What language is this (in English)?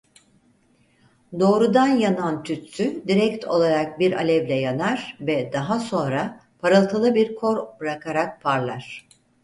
Turkish